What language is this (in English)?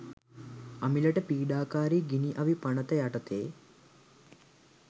Sinhala